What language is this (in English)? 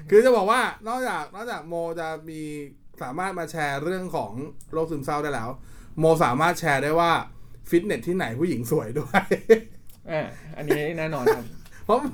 Thai